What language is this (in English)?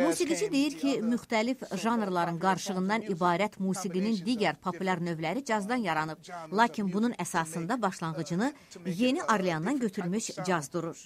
Turkish